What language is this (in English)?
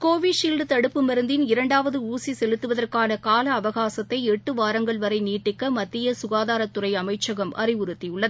Tamil